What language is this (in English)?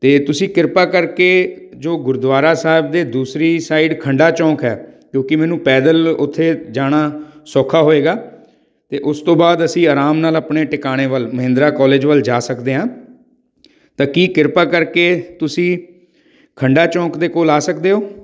Punjabi